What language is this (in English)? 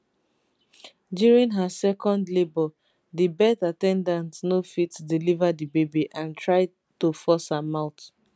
Nigerian Pidgin